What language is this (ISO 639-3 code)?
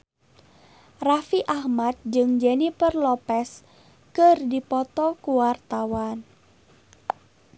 sun